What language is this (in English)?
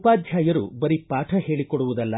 Kannada